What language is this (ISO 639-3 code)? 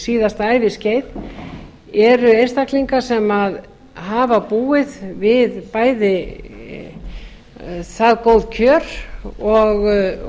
isl